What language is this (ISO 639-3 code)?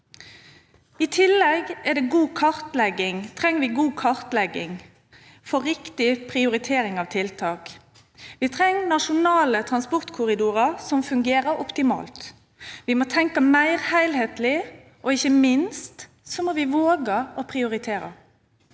nor